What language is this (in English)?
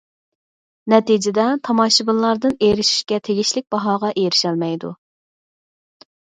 Uyghur